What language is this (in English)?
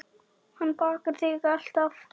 Icelandic